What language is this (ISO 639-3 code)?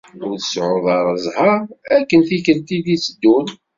kab